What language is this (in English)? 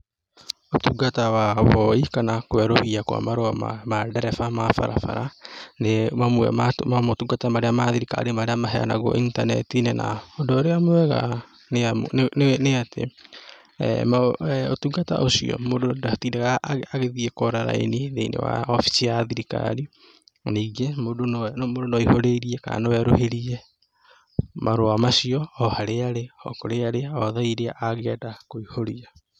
Kikuyu